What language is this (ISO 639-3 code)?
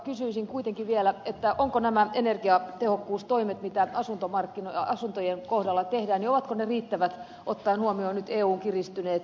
fin